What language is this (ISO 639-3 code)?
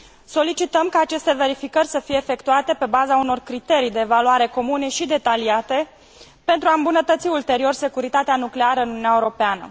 ron